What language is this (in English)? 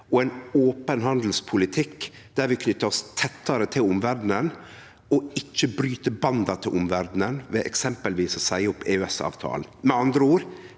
Norwegian